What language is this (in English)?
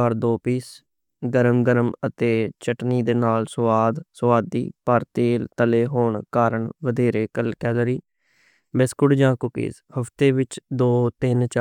Western Panjabi